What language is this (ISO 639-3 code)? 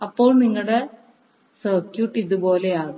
mal